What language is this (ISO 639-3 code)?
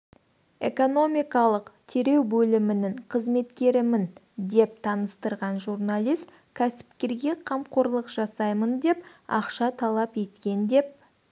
kaz